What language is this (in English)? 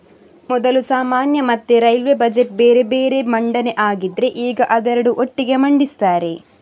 Kannada